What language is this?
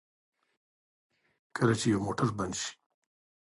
Pashto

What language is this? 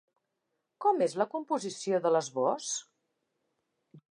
Catalan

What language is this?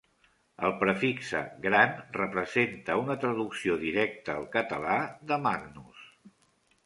Catalan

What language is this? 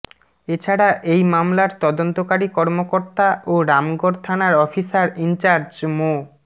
Bangla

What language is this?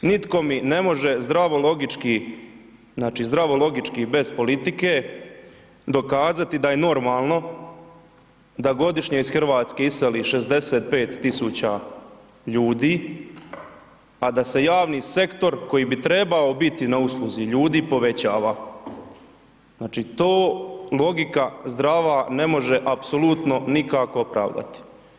Croatian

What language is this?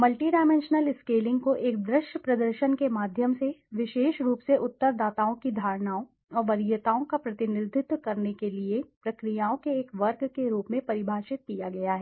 Hindi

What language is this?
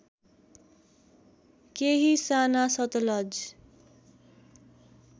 Nepali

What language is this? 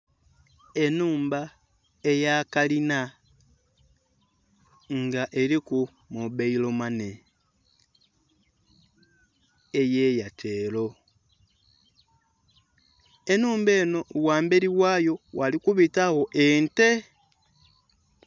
Soga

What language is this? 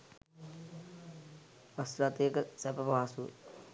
Sinhala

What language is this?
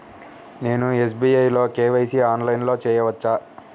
Telugu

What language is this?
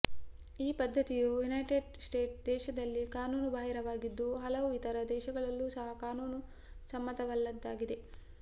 Kannada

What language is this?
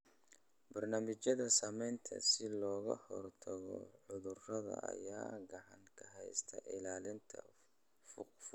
Somali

